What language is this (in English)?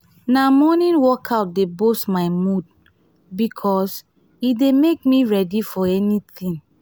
Nigerian Pidgin